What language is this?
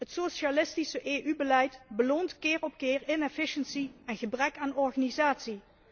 Dutch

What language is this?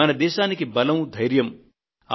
Telugu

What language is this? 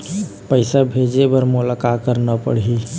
Chhattisgarhi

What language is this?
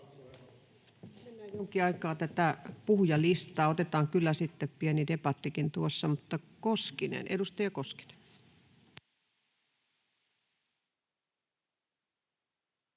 Finnish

